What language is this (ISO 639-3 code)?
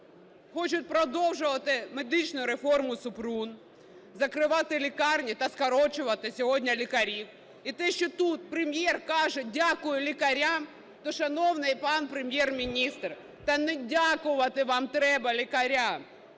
ukr